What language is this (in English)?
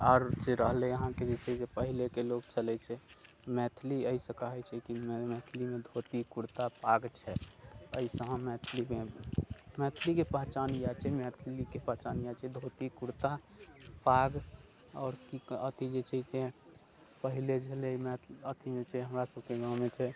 Maithili